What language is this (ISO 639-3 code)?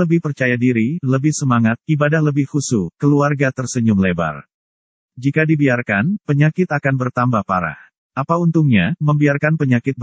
ind